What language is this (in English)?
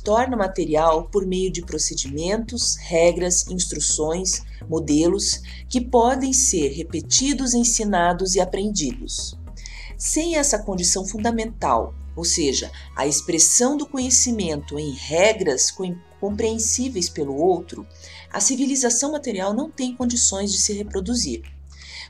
Portuguese